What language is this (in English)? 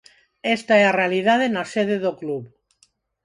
Galician